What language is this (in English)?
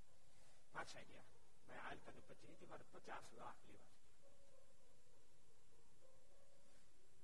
Gujarati